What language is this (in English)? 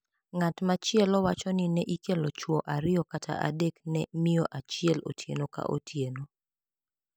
Luo (Kenya and Tanzania)